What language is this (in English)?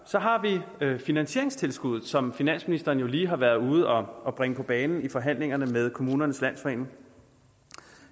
Danish